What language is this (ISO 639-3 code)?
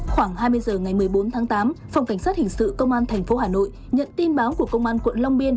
vie